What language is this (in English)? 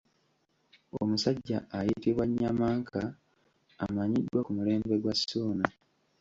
Ganda